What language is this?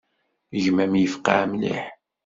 Kabyle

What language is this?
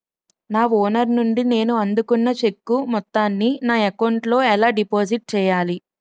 Telugu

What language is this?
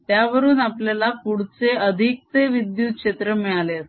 Marathi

